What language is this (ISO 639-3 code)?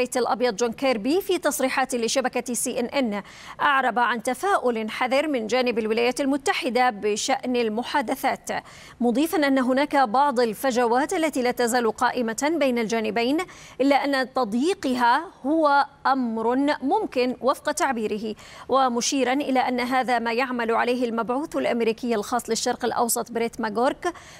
ara